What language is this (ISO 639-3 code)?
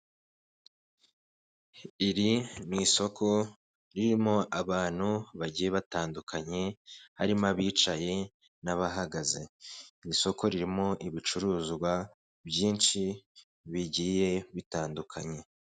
kin